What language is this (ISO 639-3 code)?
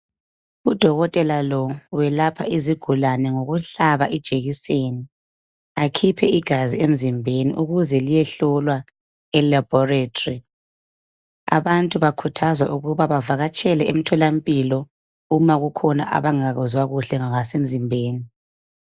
nde